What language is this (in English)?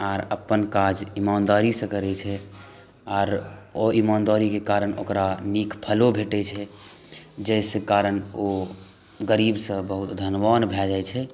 Maithili